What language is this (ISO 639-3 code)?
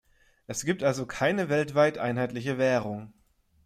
deu